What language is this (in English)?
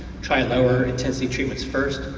English